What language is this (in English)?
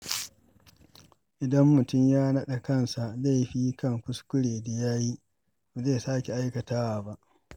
Hausa